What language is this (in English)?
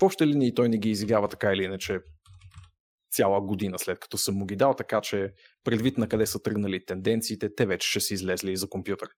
Bulgarian